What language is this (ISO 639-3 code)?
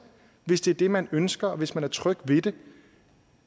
dan